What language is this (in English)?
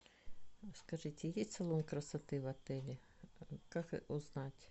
Russian